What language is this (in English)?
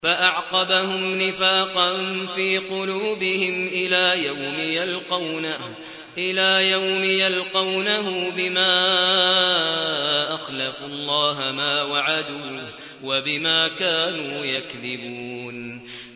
Arabic